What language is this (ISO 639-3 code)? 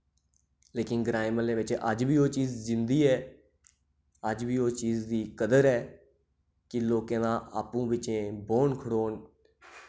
doi